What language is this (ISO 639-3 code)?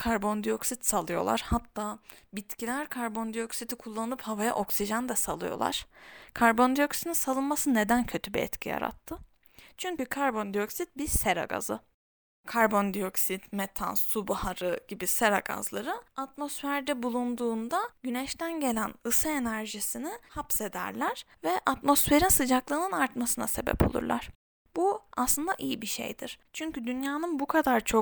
tur